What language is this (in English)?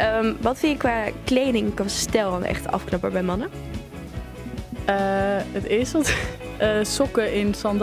Dutch